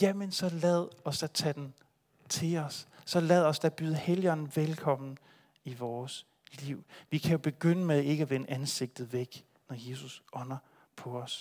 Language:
Danish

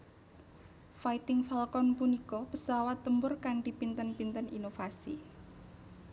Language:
Javanese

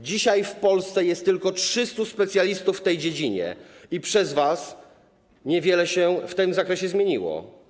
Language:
Polish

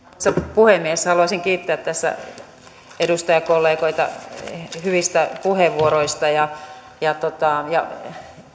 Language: Finnish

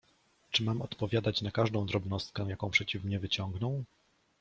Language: Polish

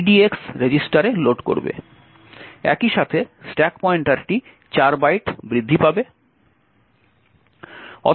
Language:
Bangla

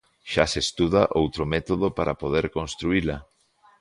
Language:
Galician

